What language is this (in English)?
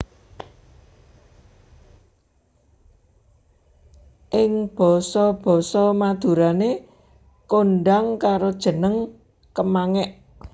Javanese